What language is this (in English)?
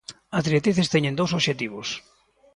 Galician